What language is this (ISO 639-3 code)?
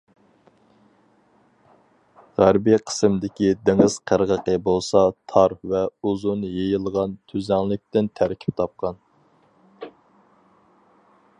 uig